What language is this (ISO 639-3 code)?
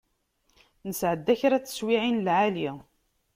kab